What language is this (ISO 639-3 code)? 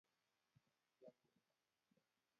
kln